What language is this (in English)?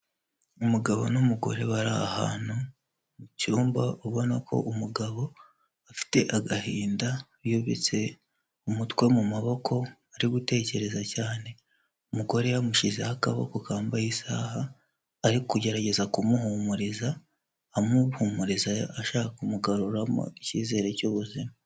Kinyarwanda